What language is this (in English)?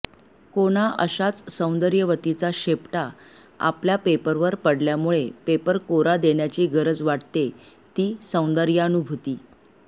Marathi